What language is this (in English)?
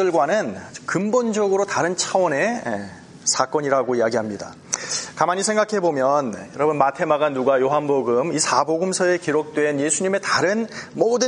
Korean